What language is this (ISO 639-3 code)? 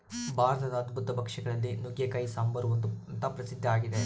kan